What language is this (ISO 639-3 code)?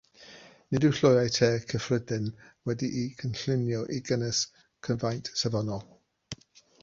cym